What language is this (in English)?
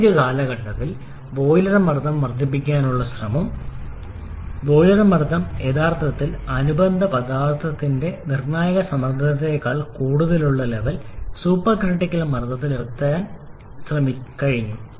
Malayalam